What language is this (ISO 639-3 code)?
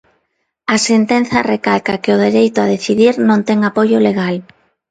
glg